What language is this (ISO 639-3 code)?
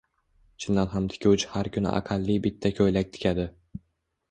uzb